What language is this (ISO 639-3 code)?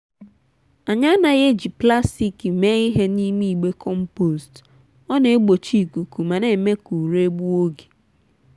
ibo